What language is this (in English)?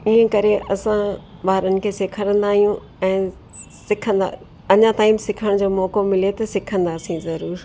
Sindhi